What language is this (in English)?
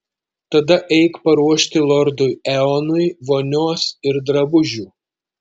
Lithuanian